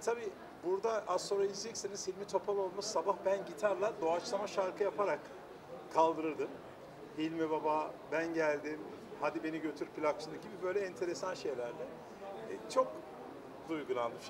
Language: Turkish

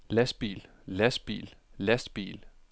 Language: Danish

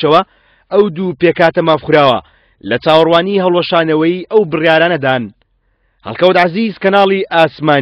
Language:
Arabic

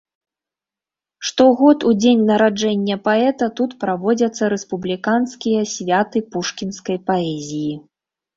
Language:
Belarusian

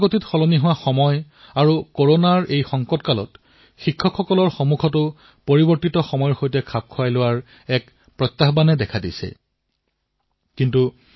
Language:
Assamese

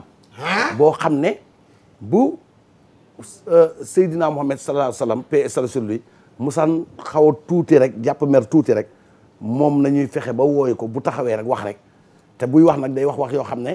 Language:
French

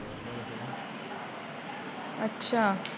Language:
Punjabi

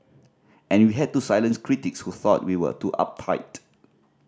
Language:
English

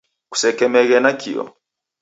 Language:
Taita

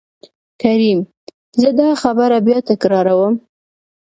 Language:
Pashto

